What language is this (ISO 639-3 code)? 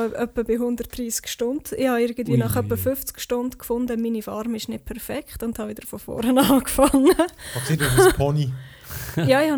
deu